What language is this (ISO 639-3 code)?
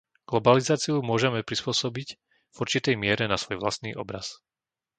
slk